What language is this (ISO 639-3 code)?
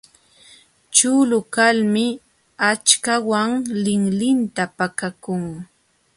qxw